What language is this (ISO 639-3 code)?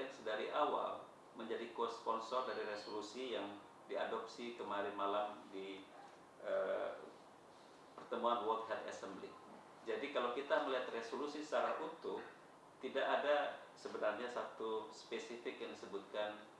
ind